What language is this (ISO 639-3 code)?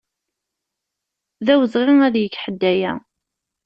kab